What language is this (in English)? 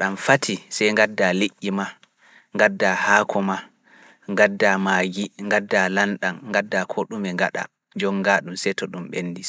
Fula